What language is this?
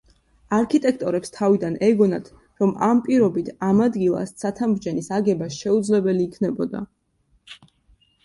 Georgian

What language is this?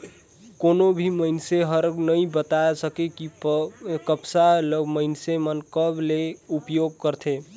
Chhattisgarhi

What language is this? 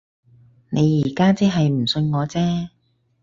Cantonese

